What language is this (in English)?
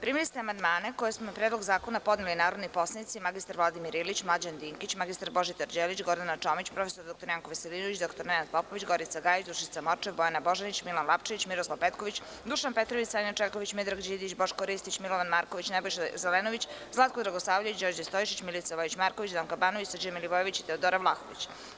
Serbian